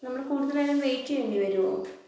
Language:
Malayalam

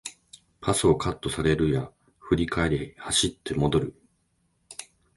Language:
Japanese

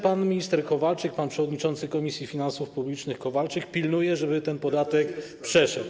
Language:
Polish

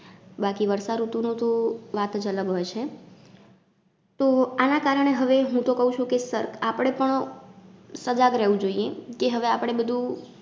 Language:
Gujarati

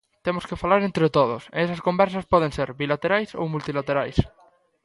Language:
Galician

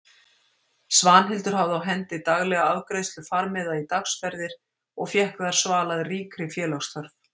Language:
Icelandic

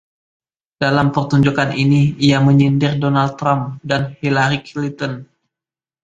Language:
Indonesian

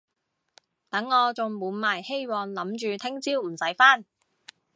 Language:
Cantonese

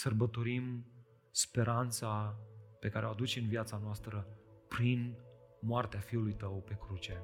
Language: Romanian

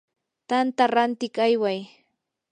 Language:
Yanahuanca Pasco Quechua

